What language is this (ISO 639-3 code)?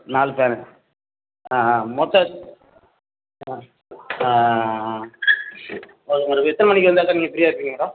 tam